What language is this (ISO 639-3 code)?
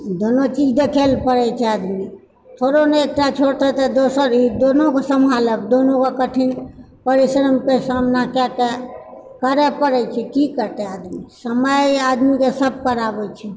mai